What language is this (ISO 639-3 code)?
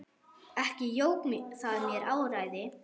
isl